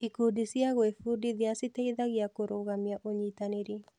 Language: Kikuyu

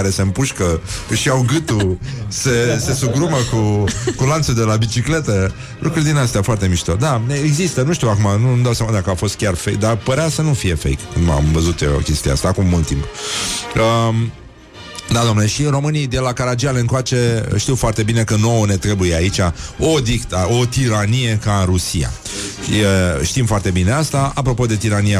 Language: Romanian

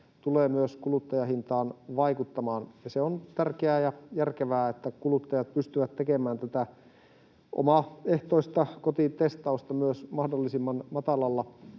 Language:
Finnish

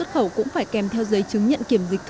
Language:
Vietnamese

